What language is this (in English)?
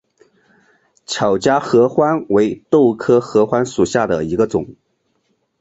Chinese